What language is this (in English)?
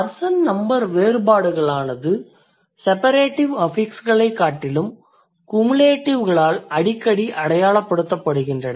Tamil